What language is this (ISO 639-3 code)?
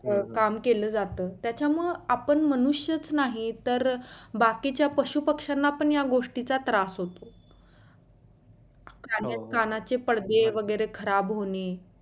mar